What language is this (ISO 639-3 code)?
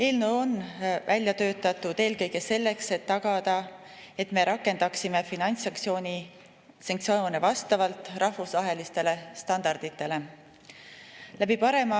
est